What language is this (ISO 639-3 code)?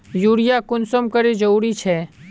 mag